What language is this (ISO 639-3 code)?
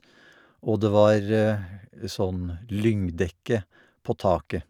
nor